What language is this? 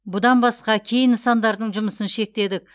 Kazakh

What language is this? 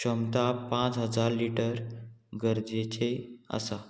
Konkani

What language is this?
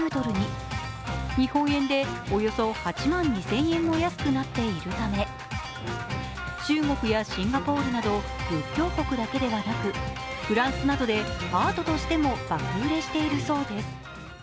Japanese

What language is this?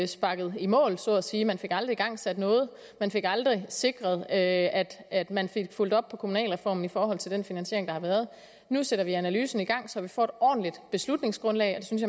Danish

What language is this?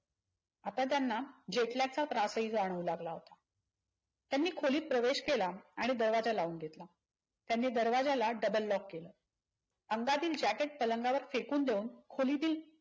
Marathi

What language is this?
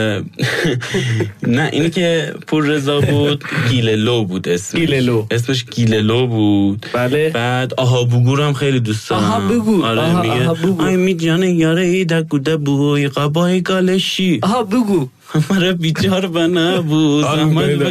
Persian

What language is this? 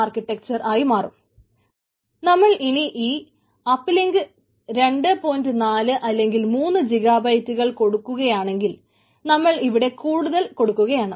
Malayalam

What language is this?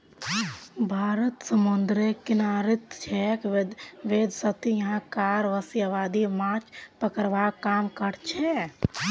Magahi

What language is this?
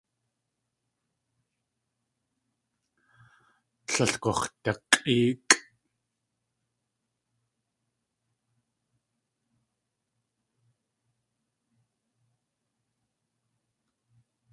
Tlingit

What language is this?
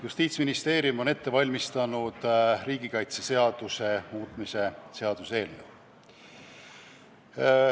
Estonian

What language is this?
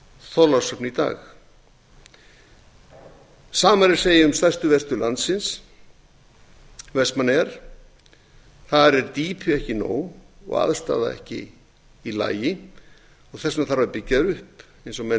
Icelandic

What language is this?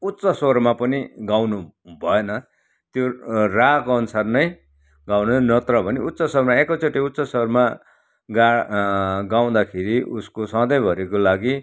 Nepali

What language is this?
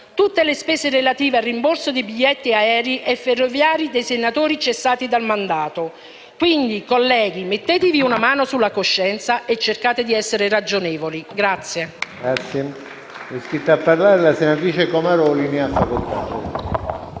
Italian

